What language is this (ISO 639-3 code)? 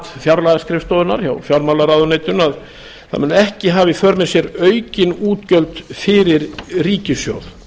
isl